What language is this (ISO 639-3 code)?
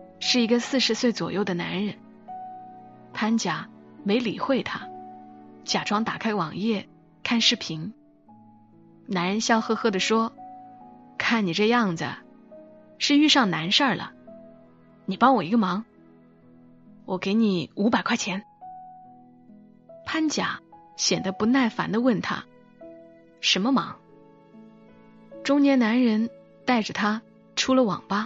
zho